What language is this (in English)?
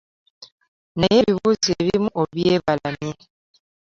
Ganda